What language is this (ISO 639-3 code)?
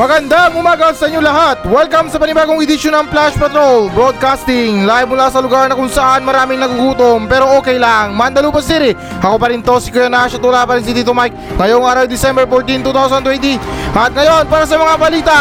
fil